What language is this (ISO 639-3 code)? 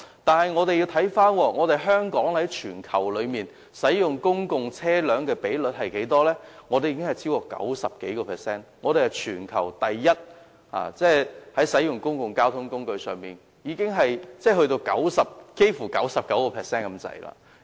yue